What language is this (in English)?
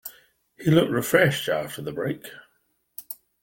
English